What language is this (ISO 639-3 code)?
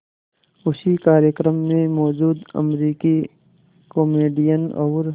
hin